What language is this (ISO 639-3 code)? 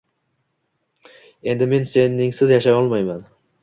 uzb